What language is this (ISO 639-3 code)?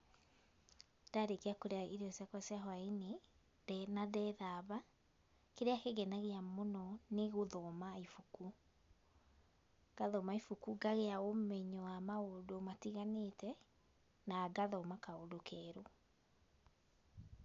kik